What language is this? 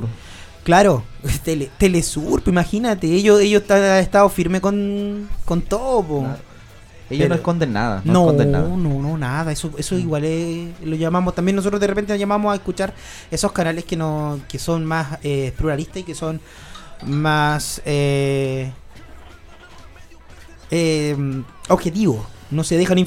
Spanish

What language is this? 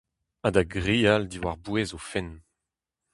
Breton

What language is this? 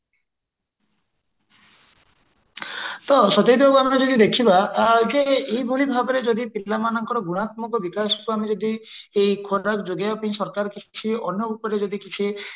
Odia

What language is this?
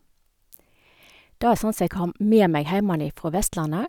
Norwegian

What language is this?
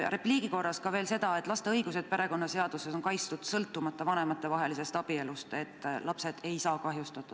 Estonian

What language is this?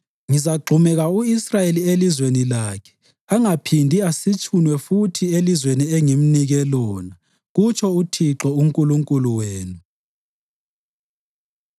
North Ndebele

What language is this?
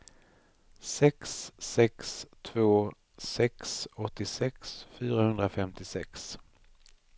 Swedish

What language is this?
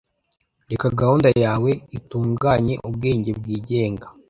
Kinyarwanda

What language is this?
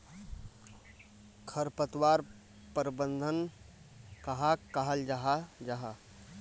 Magahi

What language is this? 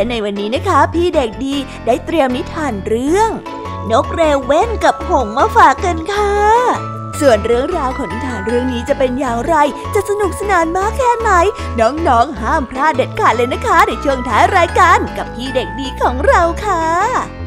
Thai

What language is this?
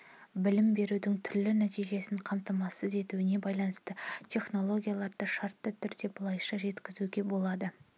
Kazakh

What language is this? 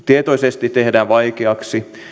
Finnish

